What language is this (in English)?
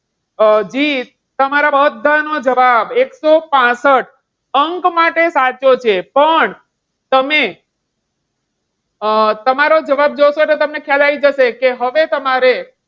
Gujarati